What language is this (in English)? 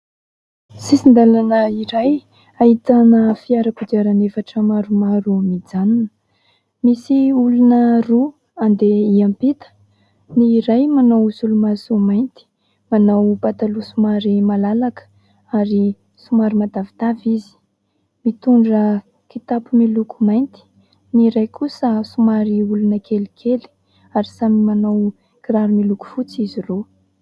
Malagasy